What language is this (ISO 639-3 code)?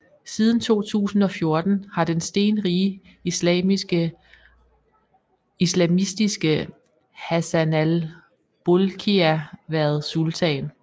dan